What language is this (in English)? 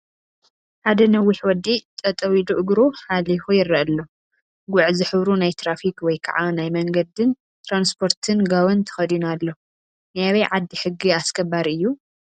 Tigrinya